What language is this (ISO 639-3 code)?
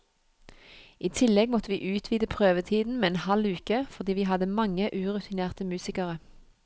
nor